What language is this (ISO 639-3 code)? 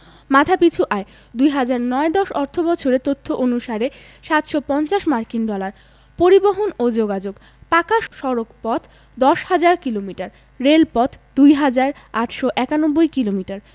ben